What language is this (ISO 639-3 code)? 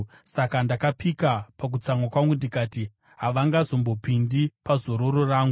sna